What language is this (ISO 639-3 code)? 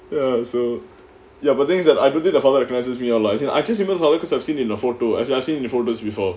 eng